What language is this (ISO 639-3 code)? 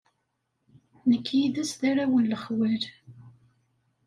kab